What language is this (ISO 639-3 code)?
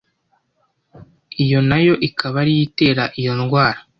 kin